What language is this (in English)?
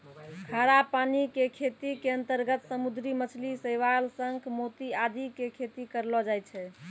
Maithili